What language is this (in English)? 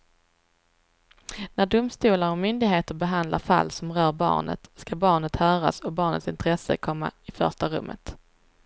Swedish